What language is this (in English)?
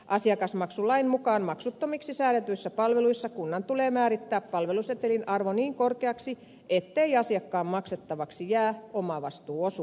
Finnish